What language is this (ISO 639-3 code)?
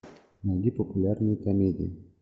rus